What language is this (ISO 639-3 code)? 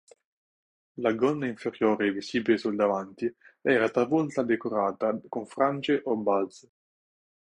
ita